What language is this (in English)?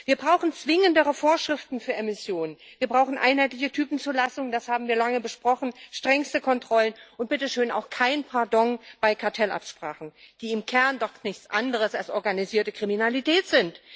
German